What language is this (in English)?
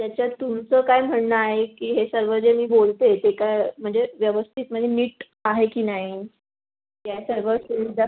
Marathi